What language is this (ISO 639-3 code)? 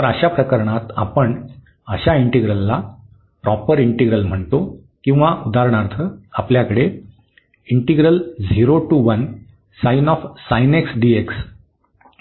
mar